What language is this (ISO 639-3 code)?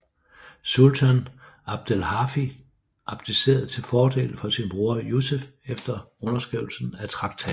dan